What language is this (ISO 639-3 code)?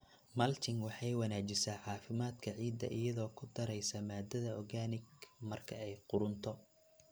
som